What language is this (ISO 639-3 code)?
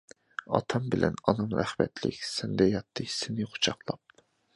uig